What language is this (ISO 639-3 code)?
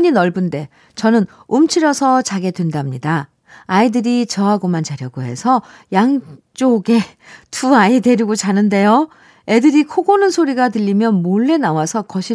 kor